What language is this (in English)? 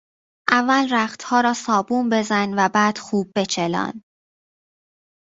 Persian